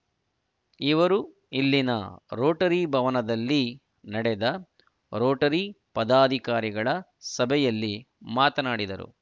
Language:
Kannada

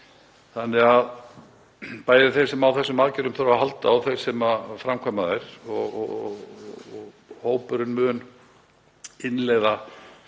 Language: Icelandic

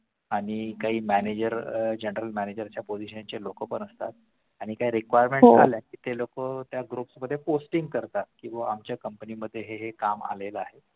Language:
Marathi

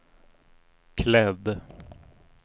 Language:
Swedish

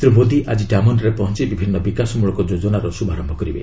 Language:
Odia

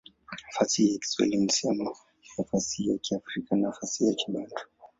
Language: Swahili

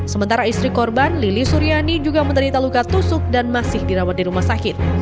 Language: Indonesian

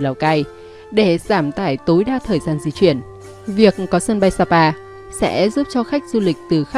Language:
Vietnamese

